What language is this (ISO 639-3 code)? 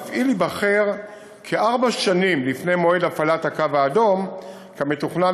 heb